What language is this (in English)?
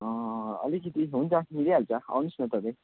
Nepali